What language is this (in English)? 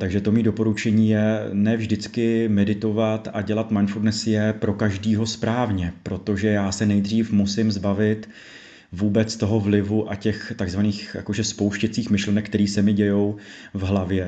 Czech